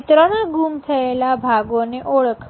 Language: Gujarati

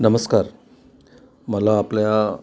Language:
Marathi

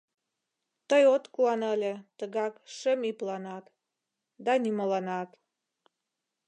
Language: Mari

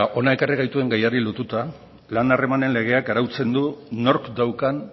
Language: Basque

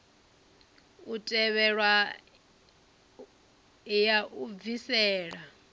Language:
Venda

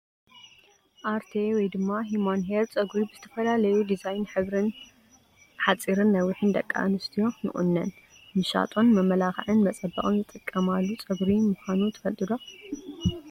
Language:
Tigrinya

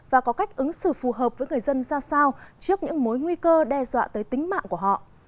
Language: Vietnamese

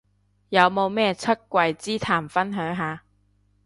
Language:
Cantonese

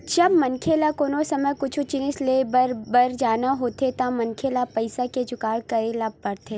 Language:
Chhattisgarhi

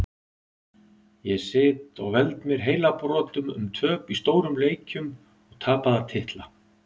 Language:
Icelandic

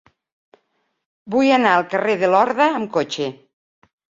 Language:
Catalan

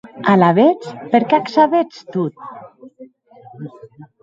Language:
Occitan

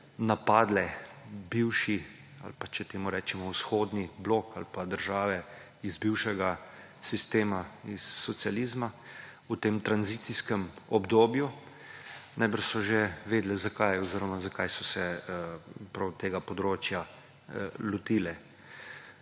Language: Slovenian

